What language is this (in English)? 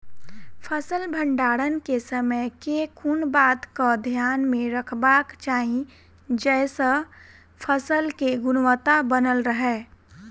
Maithili